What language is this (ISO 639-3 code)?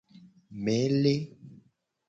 gej